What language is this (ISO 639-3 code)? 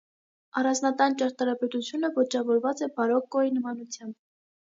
hye